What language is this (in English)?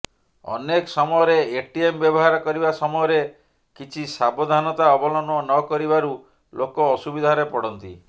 Odia